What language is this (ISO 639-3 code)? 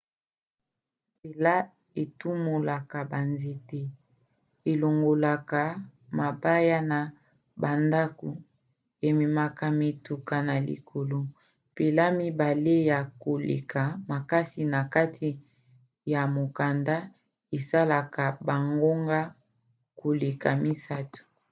lin